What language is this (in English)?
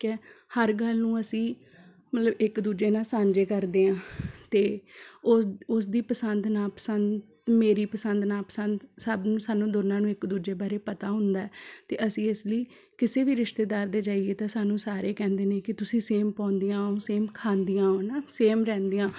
Punjabi